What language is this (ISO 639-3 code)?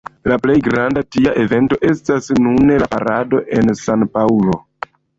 epo